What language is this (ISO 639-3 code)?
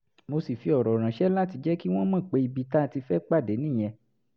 yor